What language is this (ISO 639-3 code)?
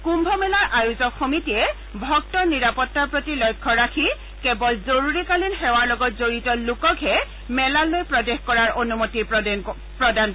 asm